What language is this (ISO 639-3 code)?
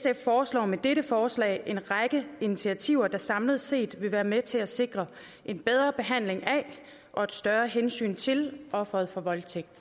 dan